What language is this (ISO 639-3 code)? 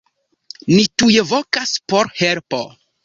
epo